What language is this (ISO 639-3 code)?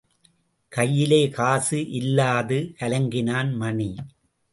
tam